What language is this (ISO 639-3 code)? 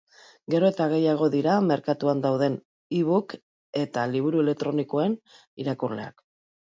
eus